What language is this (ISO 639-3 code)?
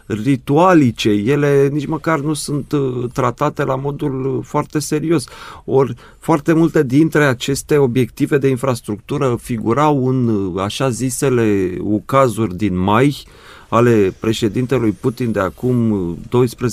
ron